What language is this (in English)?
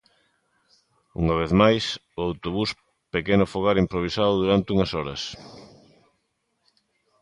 Galician